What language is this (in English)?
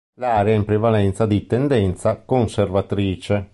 Italian